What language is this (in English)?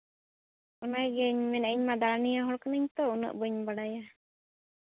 Santali